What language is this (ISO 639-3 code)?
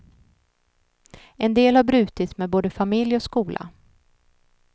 swe